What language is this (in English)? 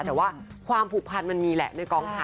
Thai